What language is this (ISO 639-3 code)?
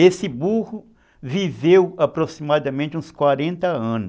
por